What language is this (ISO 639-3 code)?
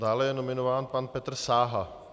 ces